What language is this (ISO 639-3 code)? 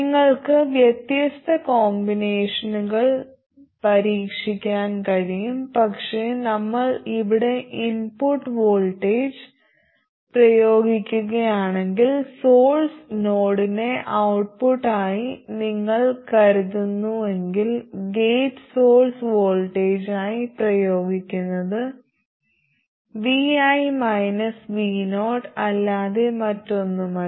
mal